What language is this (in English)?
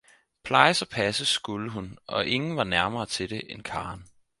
Danish